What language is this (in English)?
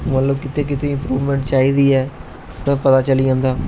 Dogri